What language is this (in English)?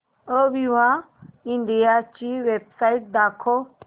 Marathi